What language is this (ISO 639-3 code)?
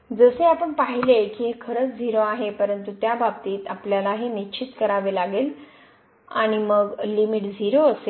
mar